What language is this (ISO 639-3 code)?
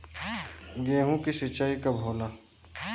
bho